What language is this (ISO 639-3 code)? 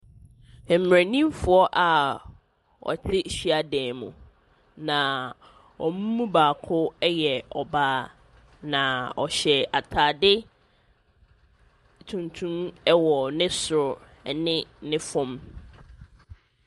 aka